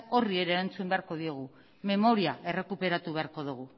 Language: Basque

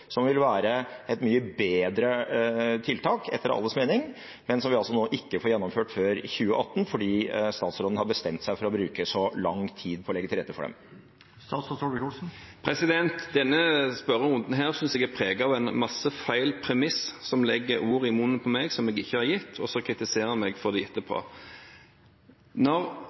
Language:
Norwegian Bokmål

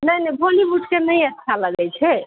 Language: Maithili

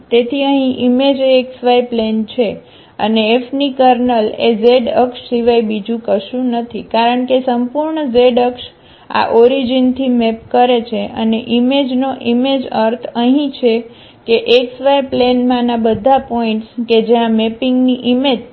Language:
Gujarati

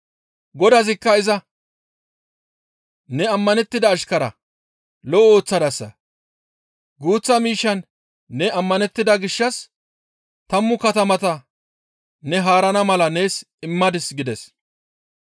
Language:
Gamo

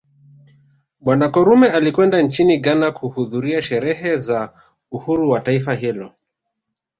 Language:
Swahili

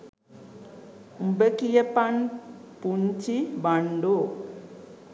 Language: Sinhala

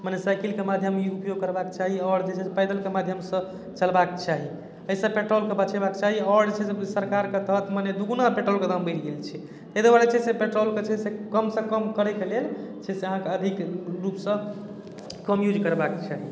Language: Maithili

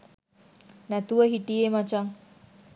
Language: Sinhala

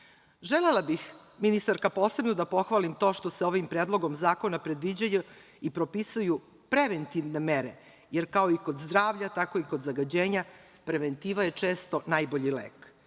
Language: Serbian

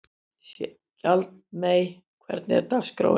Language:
Icelandic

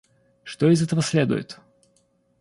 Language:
Russian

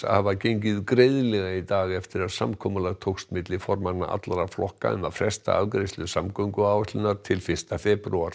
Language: Icelandic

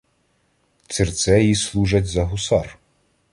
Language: Ukrainian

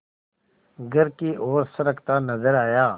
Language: Hindi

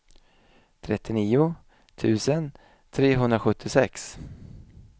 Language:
Swedish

